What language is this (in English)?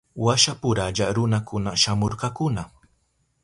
Southern Pastaza Quechua